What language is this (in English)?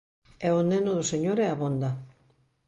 Galician